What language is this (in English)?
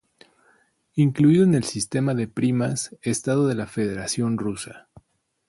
Spanish